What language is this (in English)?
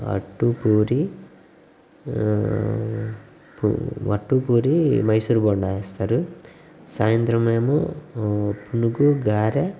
Telugu